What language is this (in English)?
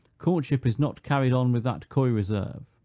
English